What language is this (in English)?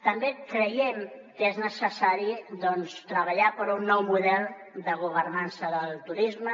Catalan